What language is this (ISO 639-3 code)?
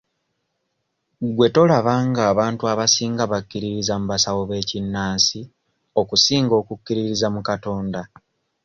lug